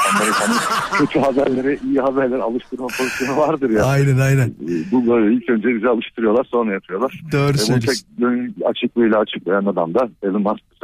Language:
Turkish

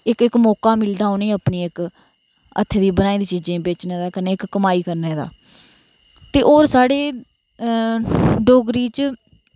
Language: Dogri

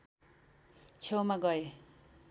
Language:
Nepali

